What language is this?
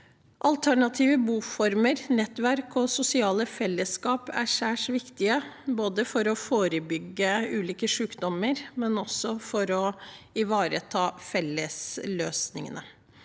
Norwegian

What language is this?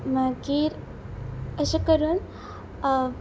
Konkani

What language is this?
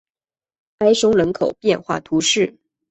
Chinese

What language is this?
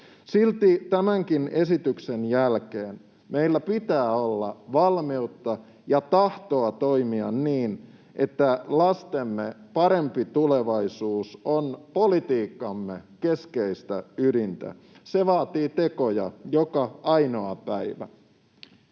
Finnish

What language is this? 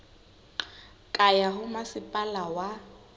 Southern Sotho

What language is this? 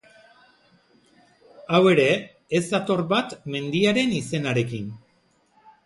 Basque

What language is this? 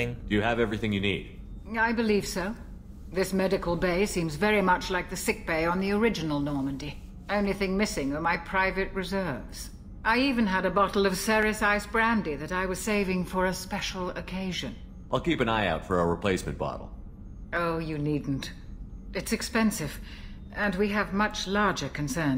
English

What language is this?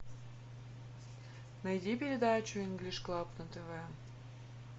Russian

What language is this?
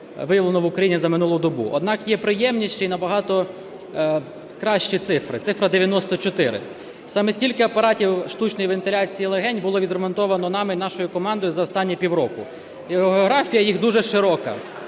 Ukrainian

